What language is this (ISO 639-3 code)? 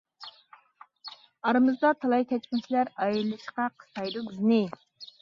uig